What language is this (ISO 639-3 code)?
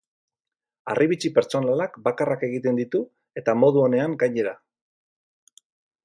eus